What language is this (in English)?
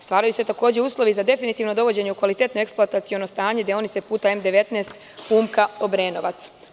Serbian